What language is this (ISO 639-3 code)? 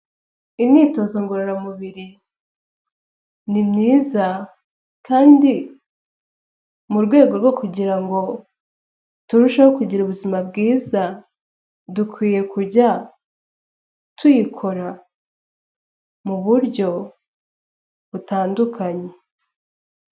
kin